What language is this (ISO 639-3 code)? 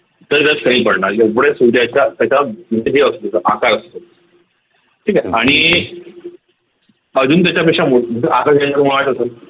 mar